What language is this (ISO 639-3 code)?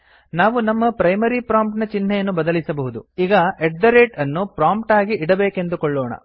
kan